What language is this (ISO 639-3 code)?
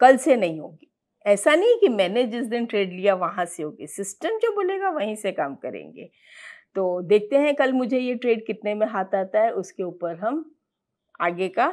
hin